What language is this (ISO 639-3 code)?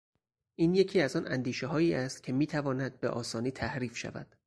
fas